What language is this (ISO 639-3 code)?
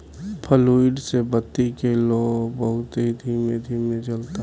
bho